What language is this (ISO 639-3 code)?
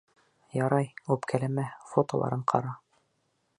bak